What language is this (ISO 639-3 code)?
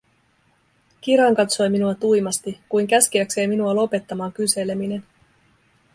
fin